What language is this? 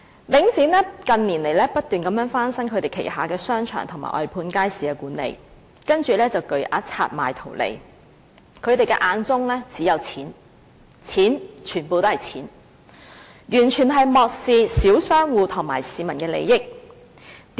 Cantonese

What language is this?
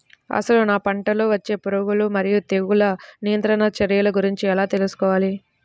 Telugu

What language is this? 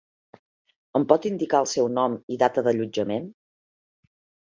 Catalan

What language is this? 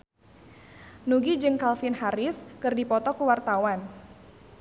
Sundanese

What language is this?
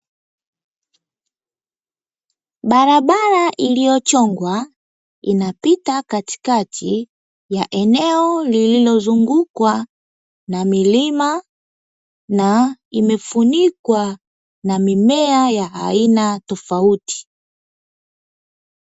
Swahili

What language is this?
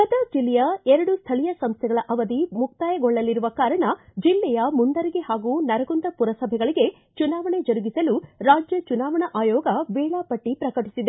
Kannada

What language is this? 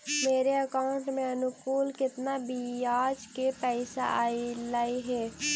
Magahi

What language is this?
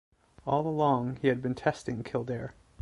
English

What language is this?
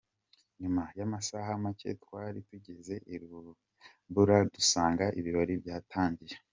Kinyarwanda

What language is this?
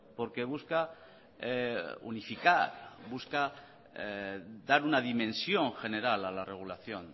Spanish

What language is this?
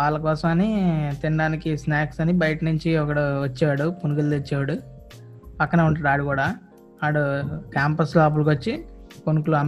Telugu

